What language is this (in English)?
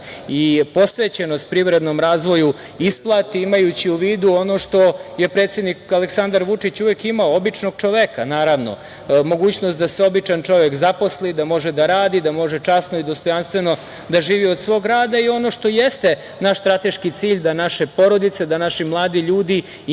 Serbian